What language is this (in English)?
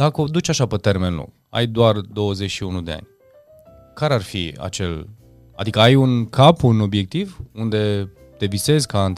Romanian